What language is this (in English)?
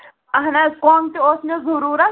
Kashmiri